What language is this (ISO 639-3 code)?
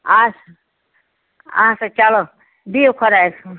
kas